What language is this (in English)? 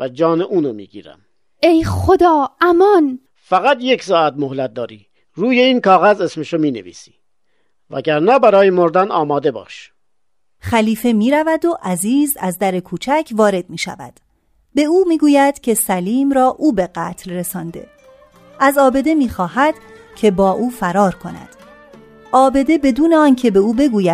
Persian